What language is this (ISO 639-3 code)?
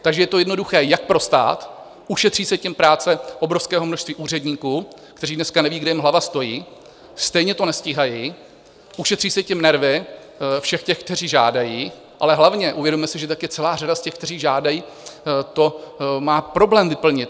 ces